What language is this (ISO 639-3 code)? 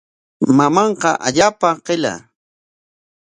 qwa